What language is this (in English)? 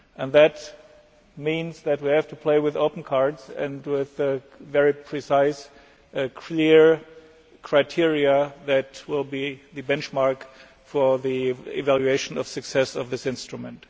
English